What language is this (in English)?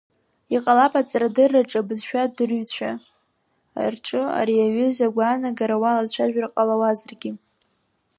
Abkhazian